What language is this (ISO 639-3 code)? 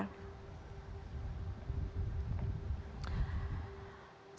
ind